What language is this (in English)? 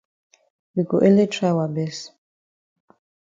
Cameroon Pidgin